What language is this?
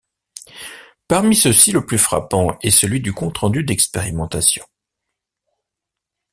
French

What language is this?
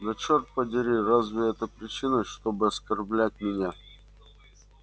Russian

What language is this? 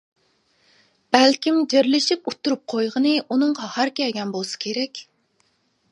Uyghur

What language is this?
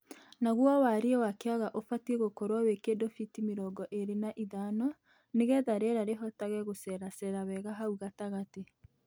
Kikuyu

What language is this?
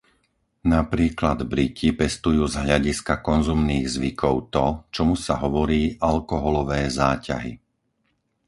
Slovak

